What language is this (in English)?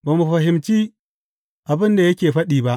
Hausa